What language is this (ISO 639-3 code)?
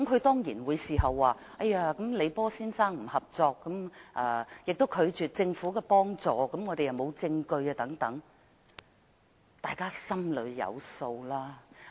yue